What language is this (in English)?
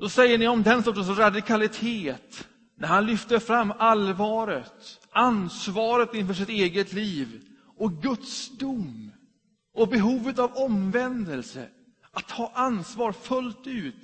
Swedish